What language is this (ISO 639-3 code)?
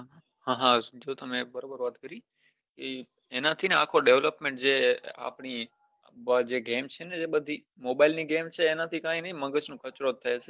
guj